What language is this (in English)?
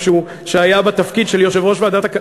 Hebrew